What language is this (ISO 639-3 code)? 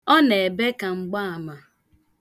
ibo